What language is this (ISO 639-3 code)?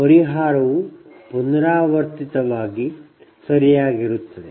kan